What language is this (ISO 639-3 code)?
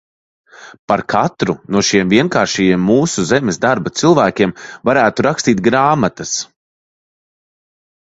lav